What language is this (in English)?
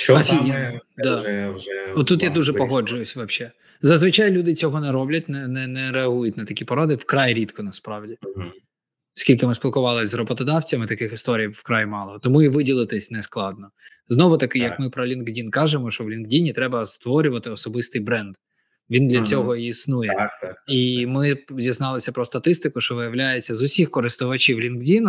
Ukrainian